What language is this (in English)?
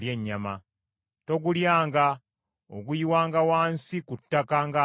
Ganda